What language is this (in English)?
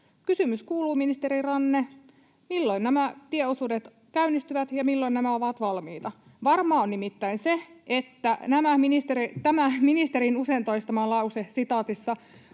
Finnish